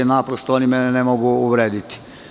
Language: Serbian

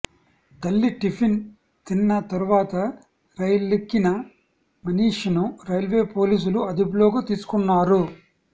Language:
Telugu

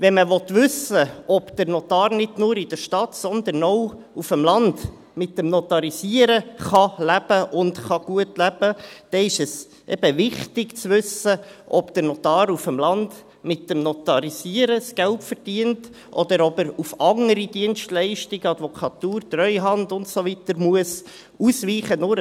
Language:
Swiss German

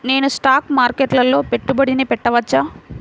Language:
Telugu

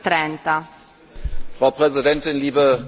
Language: German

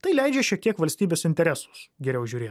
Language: Lithuanian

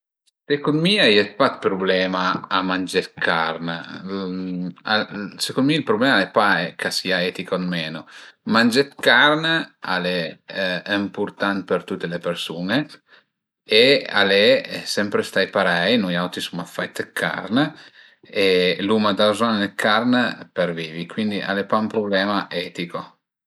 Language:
Piedmontese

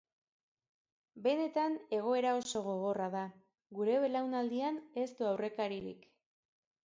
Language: Basque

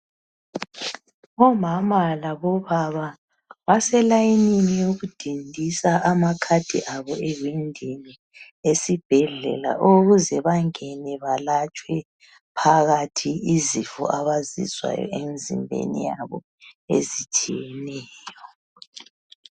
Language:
North Ndebele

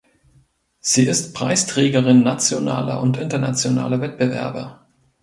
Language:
German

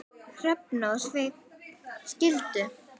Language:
Icelandic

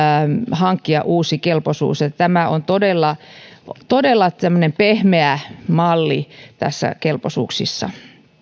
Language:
Finnish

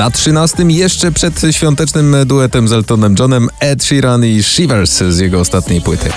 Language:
Polish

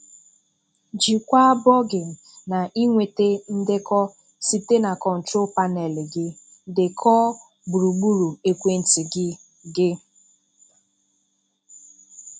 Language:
Igbo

